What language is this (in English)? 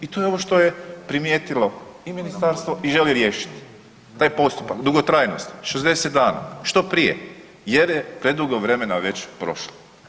Croatian